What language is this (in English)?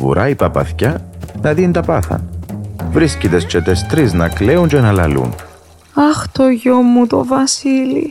Greek